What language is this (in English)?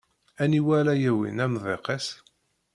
Kabyle